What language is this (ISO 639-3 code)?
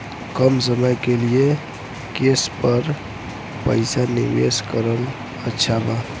bho